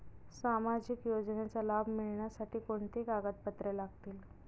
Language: Marathi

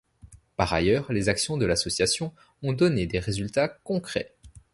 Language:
French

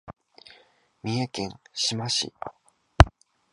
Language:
Japanese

